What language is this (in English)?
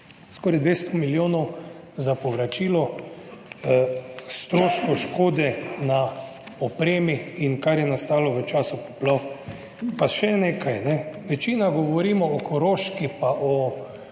Slovenian